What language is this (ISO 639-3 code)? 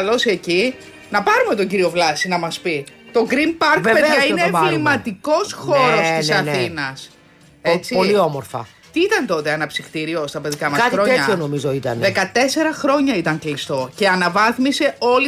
ell